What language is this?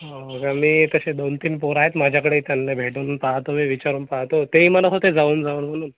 Marathi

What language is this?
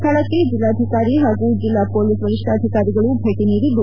Kannada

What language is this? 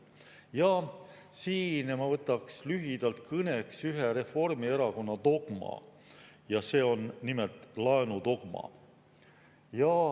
Estonian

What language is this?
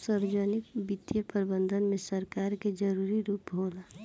Bhojpuri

